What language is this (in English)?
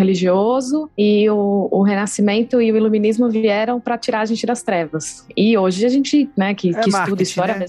Portuguese